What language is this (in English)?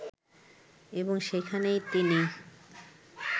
Bangla